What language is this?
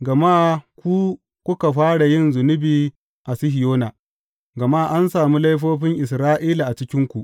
Hausa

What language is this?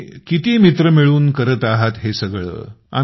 Marathi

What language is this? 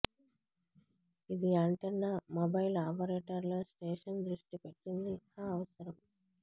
Telugu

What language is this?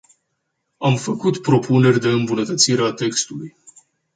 Romanian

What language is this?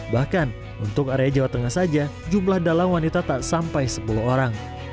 Indonesian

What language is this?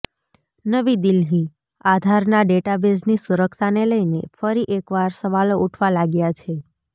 Gujarati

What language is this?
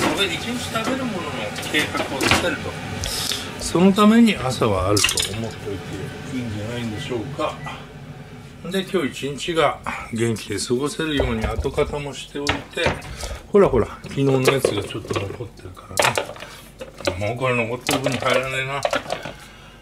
Japanese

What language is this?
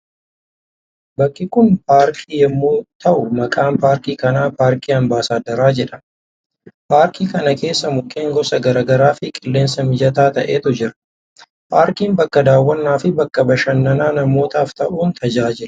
Oromo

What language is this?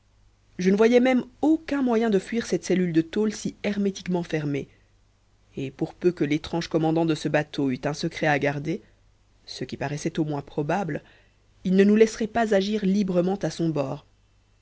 French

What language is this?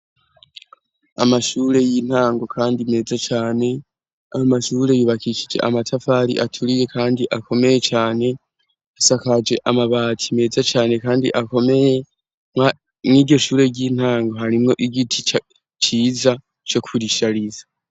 Rundi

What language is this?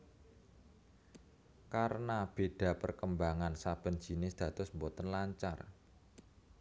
Javanese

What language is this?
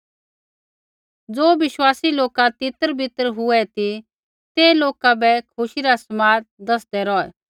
Kullu Pahari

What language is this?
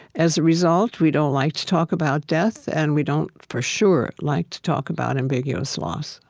English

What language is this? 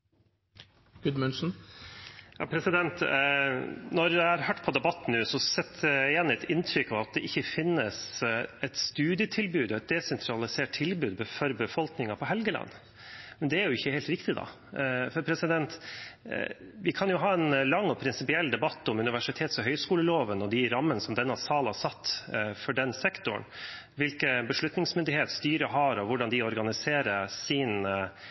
Norwegian Bokmål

